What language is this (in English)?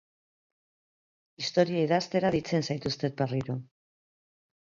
Basque